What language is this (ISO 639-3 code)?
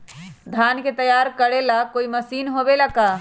mag